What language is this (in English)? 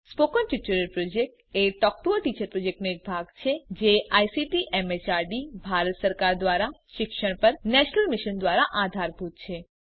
Gujarati